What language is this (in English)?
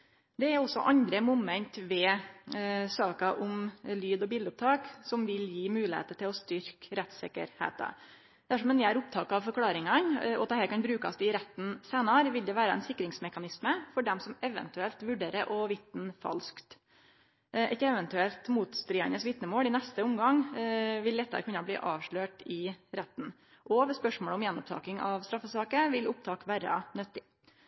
Norwegian Nynorsk